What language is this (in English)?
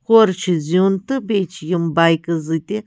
Kashmiri